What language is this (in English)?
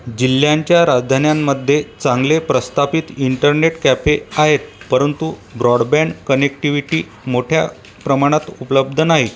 Marathi